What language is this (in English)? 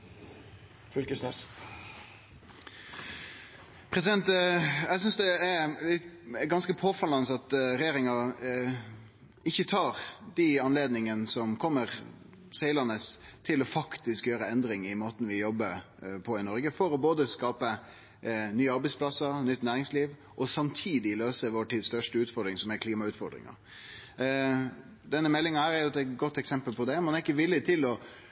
Norwegian